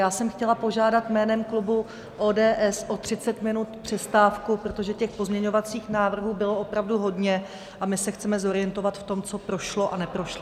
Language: Czech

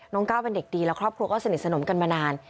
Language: Thai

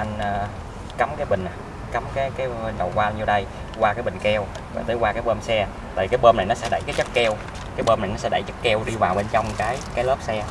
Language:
Vietnamese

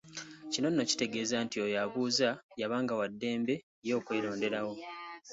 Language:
Ganda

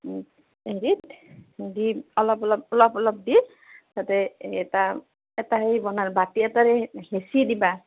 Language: Assamese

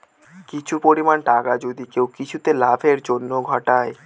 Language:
Bangla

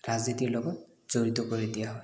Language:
Assamese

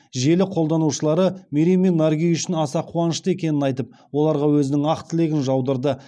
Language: Kazakh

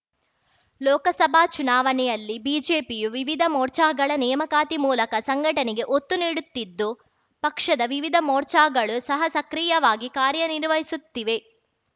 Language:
Kannada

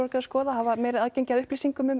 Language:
Icelandic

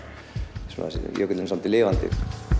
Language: Icelandic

